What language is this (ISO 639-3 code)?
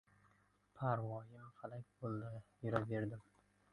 uzb